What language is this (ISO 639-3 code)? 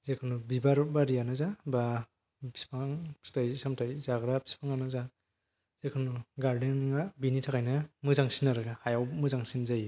brx